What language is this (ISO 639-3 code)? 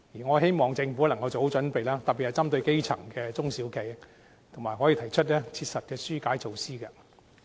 yue